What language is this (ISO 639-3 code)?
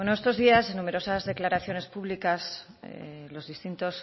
spa